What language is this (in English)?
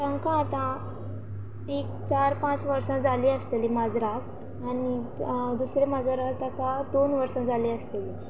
Konkani